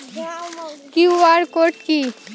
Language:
Bangla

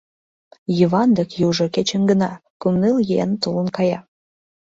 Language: Mari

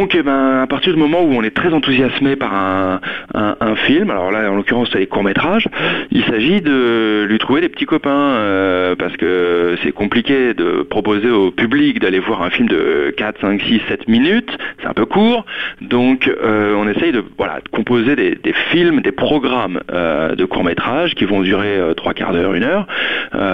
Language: French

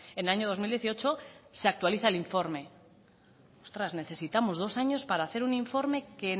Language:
Spanish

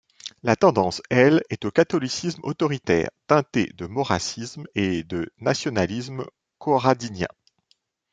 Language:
French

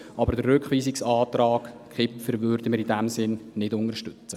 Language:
Swiss German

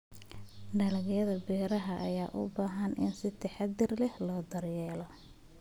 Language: Somali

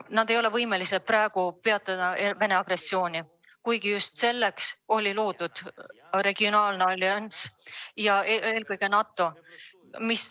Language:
Estonian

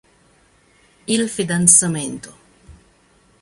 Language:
Italian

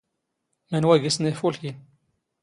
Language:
Standard Moroccan Tamazight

